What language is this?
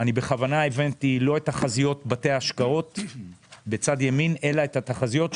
Hebrew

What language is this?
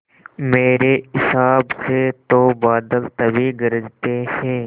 Hindi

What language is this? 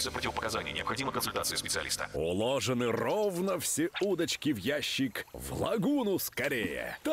Russian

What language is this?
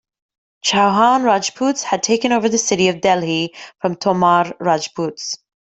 English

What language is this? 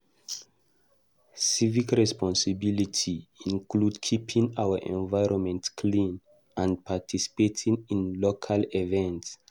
Nigerian Pidgin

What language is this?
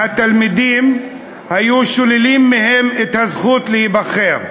Hebrew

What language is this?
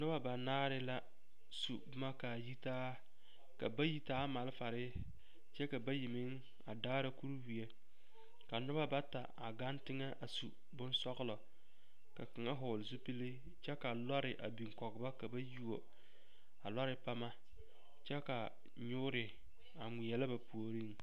Southern Dagaare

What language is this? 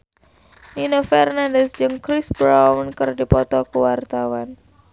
Sundanese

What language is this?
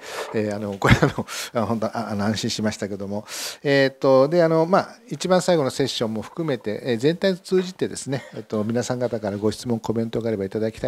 Japanese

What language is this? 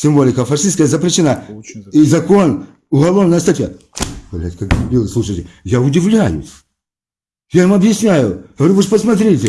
Russian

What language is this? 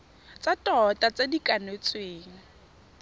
Tswana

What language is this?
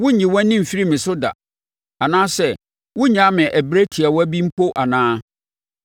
Akan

